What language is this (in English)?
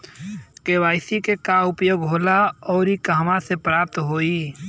Bhojpuri